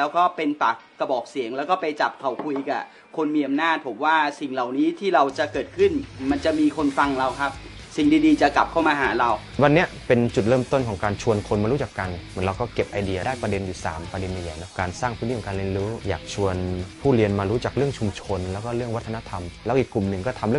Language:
Thai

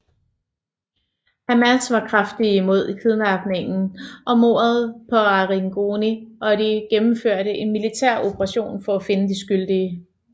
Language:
Danish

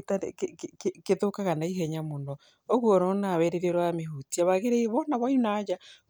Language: Kikuyu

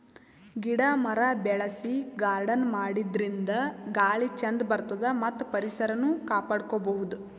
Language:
Kannada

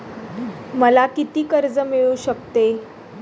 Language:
Marathi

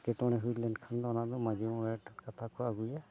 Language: Santali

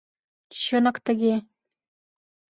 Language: Mari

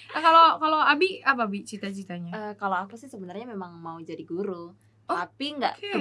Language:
Indonesian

